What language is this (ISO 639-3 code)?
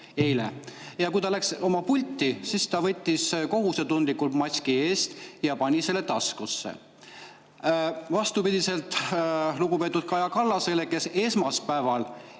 est